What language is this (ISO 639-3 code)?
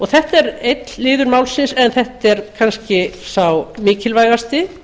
isl